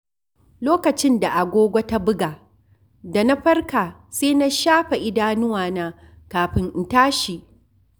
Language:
Hausa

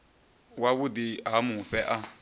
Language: Venda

